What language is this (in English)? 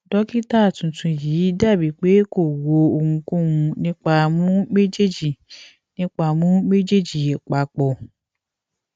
Yoruba